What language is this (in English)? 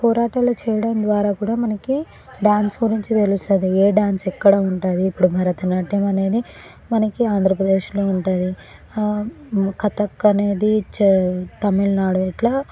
Telugu